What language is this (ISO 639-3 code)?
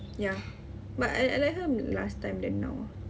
eng